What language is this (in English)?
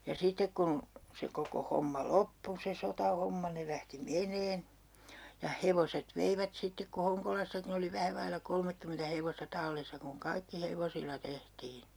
Finnish